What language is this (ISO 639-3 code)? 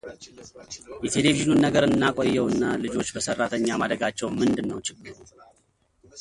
amh